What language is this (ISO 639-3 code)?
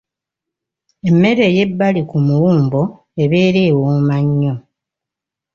lug